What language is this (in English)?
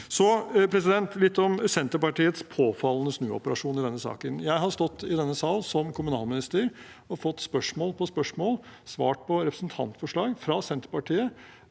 Norwegian